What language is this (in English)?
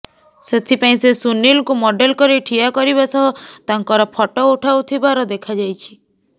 Odia